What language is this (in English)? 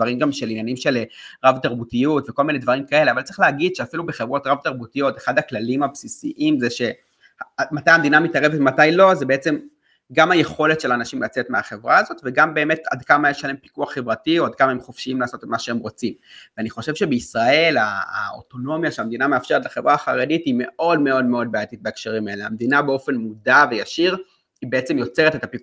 Hebrew